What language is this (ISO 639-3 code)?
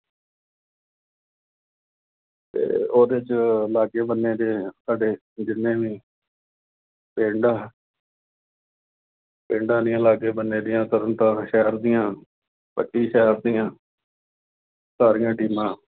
pan